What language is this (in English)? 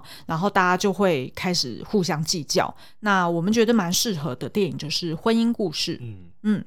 Chinese